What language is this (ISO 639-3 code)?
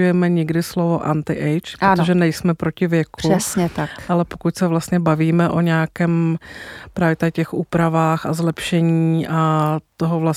ces